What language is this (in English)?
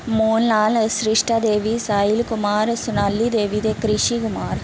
Dogri